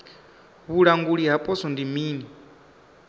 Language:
Venda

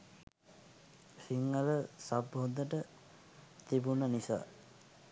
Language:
Sinhala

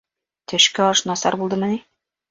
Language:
Bashkir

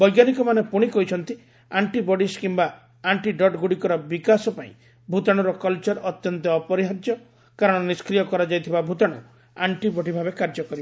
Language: Odia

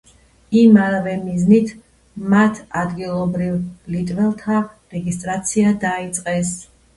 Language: Georgian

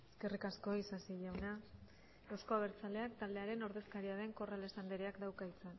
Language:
Basque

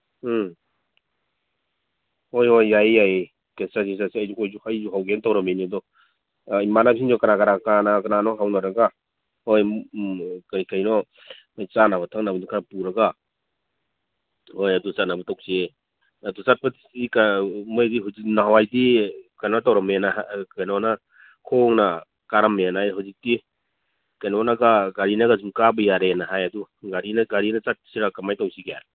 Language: Manipuri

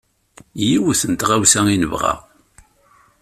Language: Kabyle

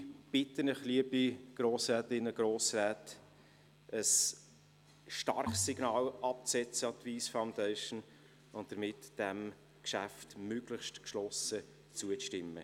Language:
Swiss German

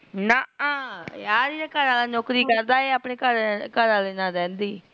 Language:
Punjabi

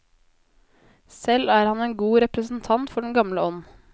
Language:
Norwegian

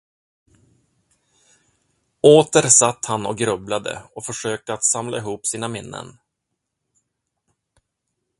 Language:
Swedish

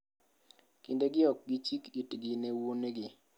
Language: Luo (Kenya and Tanzania)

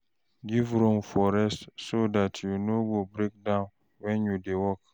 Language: Nigerian Pidgin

